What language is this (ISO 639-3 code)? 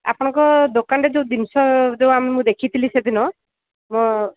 ori